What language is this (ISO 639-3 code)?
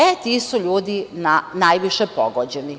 srp